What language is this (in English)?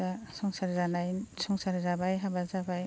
Bodo